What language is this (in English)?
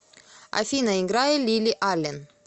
Russian